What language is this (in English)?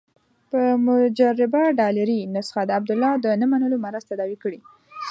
Pashto